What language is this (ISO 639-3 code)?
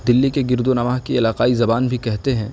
urd